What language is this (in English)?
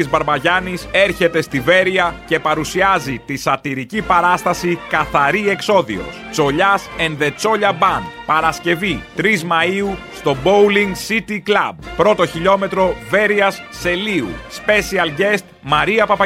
Greek